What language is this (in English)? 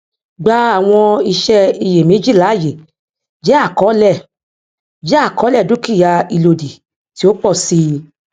Yoruba